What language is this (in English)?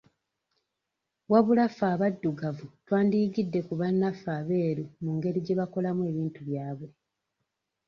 Ganda